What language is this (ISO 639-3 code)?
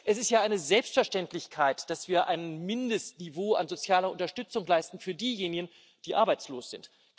deu